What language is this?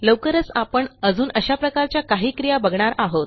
Marathi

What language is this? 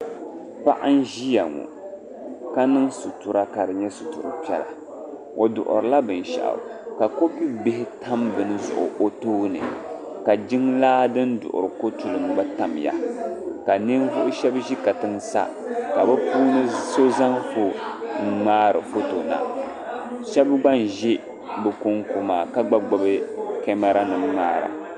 Dagbani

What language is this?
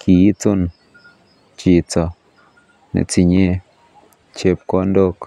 Kalenjin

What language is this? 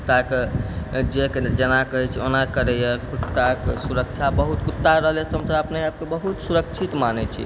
Maithili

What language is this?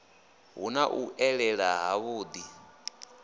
Venda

